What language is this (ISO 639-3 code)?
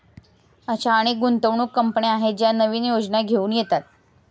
mar